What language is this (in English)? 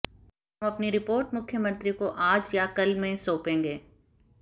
Hindi